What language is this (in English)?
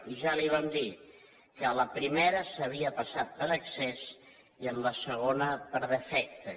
Catalan